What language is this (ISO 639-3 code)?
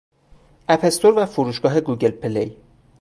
fas